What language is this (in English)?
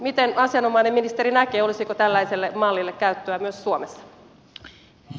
Finnish